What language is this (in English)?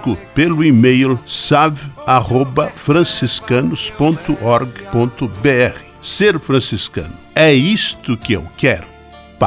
Portuguese